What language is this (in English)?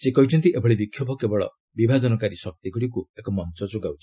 Odia